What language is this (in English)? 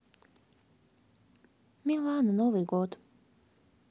Russian